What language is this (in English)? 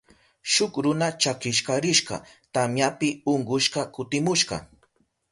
Southern Pastaza Quechua